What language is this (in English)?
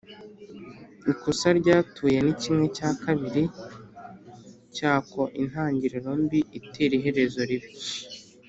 Kinyarwanda